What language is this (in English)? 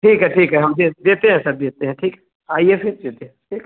Hindi